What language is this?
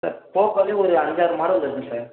Tamil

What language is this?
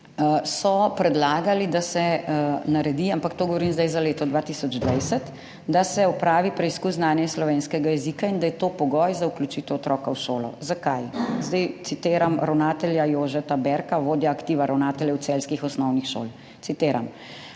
Slovenian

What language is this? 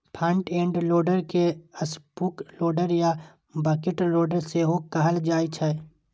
Maithili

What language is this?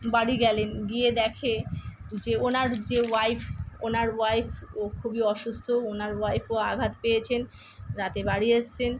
Bangla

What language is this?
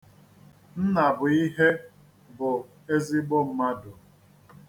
Igbo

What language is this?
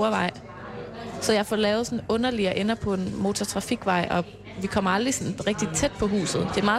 Danish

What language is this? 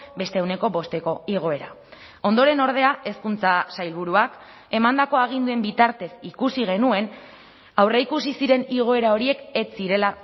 Basque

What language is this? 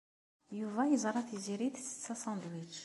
Kabyle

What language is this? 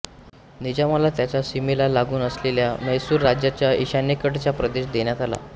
Marathi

